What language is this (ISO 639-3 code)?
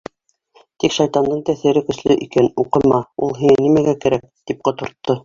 bak